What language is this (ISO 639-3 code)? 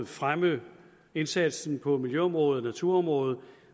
dan